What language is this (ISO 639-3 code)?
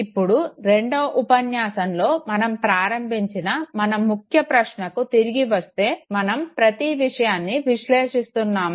tel